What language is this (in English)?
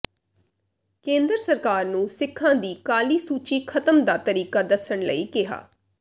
Punjabi